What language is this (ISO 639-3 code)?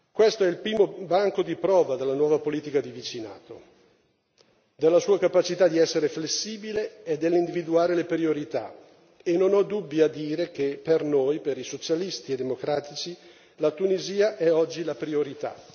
ita